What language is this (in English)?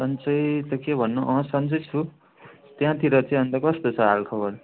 Nepali